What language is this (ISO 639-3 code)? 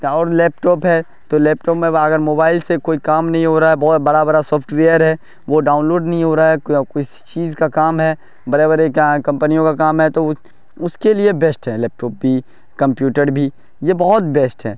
urd